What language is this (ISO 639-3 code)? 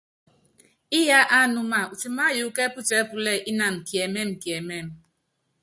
yav